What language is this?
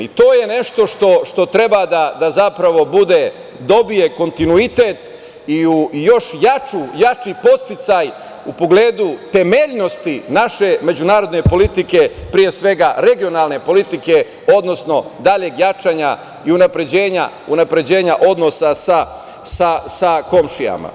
Serbian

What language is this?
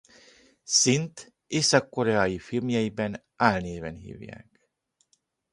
Hungarian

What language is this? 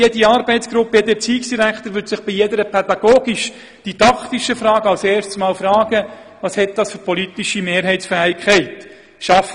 Swiss German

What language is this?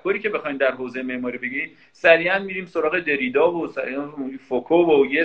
Persian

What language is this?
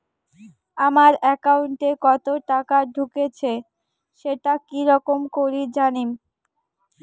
Bangla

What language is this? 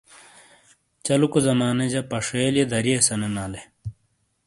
Shina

